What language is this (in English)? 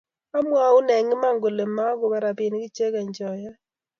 Kalenjin